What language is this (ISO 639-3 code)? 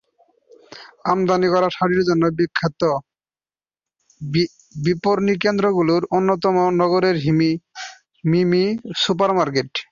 ben